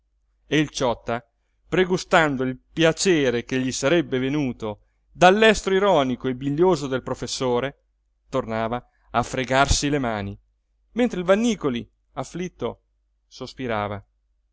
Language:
Italian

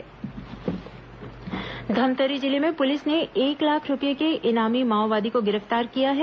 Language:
Hindi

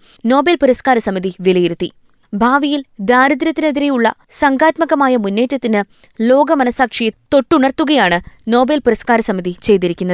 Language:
Malayalam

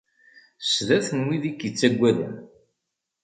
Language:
Kabyle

